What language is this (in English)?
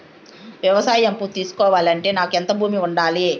Telugu